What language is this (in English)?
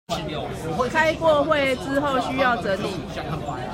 Chinese